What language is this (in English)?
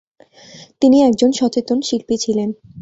Bangla